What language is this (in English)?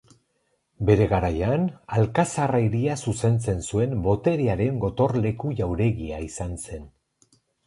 Basque